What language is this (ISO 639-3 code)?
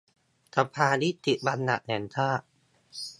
tha